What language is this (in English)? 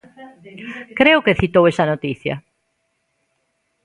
Galician